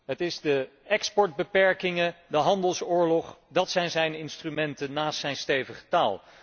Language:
Dutch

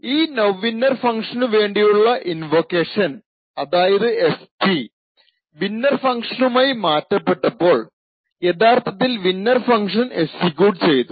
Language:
Malayalam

